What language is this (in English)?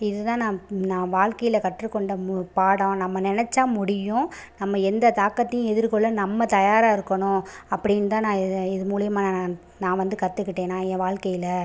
Tamil